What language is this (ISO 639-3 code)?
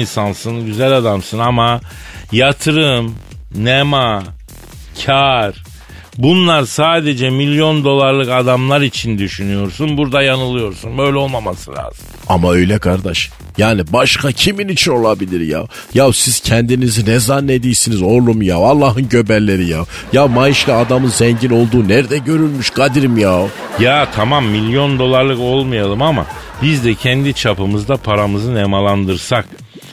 tur